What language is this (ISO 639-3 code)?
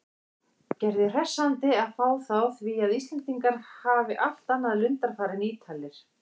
isl